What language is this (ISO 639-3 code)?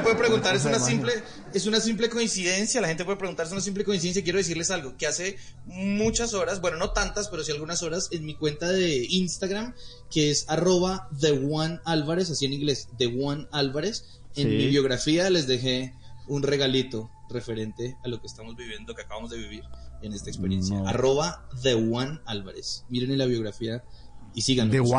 spa